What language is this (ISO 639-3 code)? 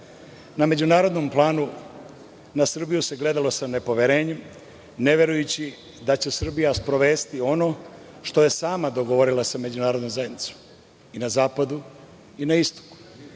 srp